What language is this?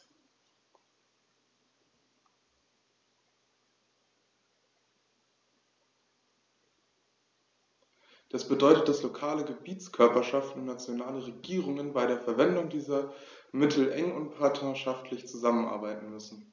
German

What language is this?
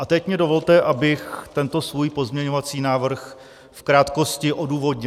Czech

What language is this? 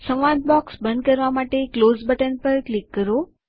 Gujarati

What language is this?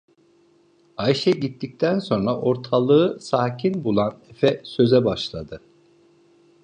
Turkish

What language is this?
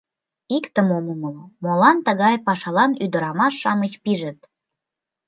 Mari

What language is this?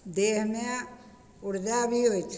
Maithili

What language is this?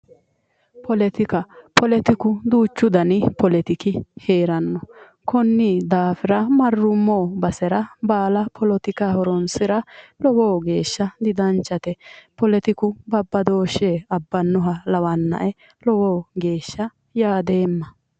Sidamo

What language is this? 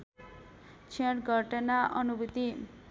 Nepali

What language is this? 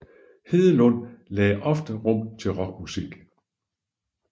Danish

